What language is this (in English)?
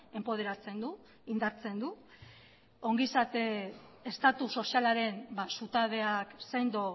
Basque